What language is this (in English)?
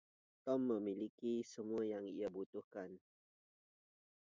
Indonesian